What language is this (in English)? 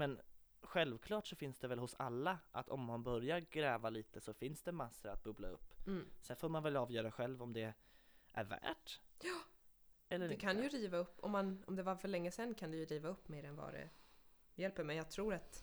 Swedish